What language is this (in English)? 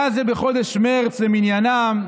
Hebrew